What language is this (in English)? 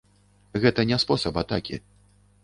Belarusian